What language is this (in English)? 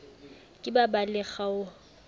Southern Sotho